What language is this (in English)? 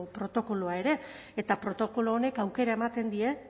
Basque